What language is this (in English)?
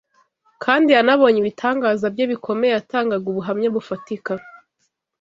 Kinyarwanda